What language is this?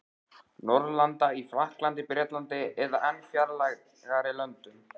Icelandic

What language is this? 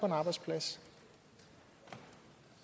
Danish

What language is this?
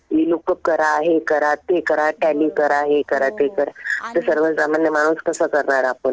Marathi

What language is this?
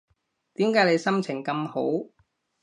Cantonese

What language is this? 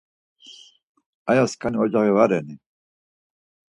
Laz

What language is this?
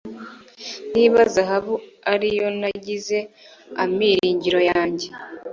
Kinyarwanda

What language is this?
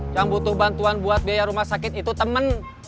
Indonesian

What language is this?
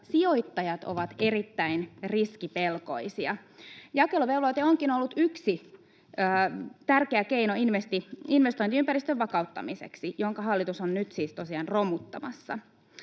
Finnish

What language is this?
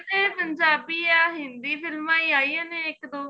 Punjabi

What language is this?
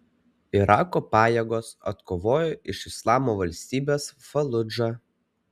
Lithuanian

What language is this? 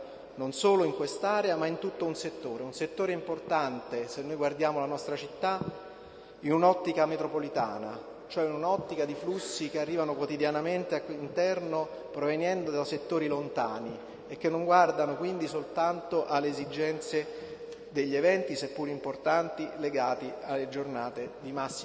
Italian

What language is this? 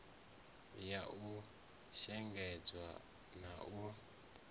Venda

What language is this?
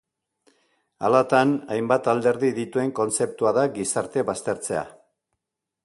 Basque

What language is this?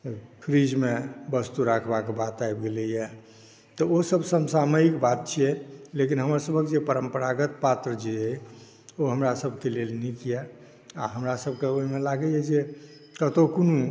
Maithili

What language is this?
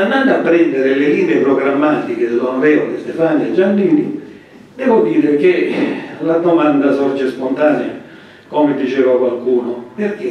Italian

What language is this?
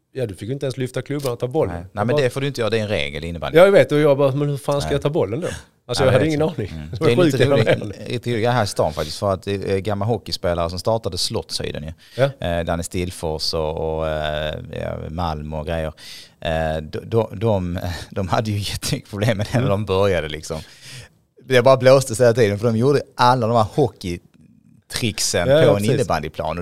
Swedish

